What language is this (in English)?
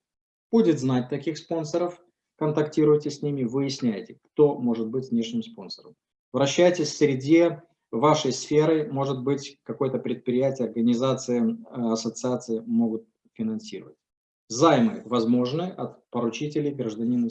Russian